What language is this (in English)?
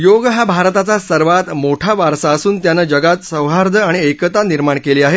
Marathi